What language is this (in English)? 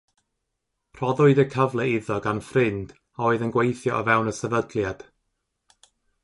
Welsh